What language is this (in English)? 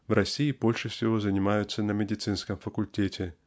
Russian